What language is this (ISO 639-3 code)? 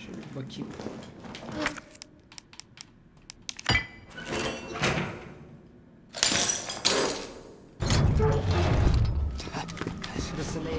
tur